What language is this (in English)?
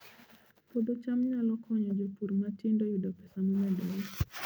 Luo (Kenya and Tanzania)